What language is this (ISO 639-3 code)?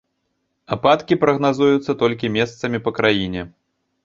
bel